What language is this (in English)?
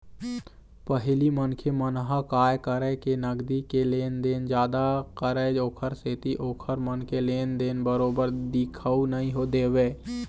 Chhattisgarhi